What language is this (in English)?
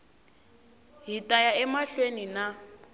Tsonga